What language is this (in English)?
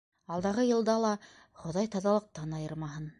Bashkir